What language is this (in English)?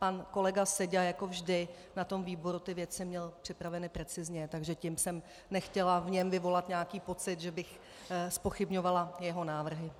Czech